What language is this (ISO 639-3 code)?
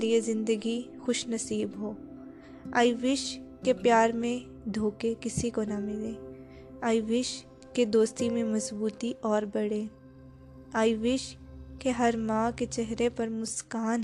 urd